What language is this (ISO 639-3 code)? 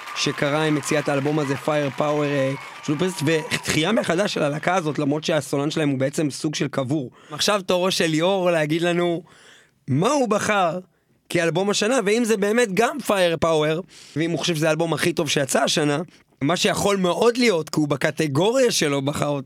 heb